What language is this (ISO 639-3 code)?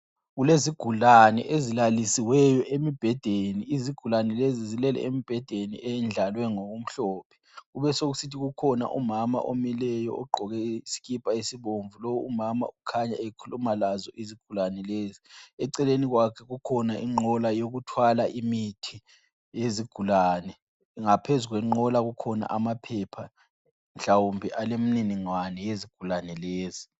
nde